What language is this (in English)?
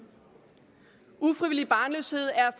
Danish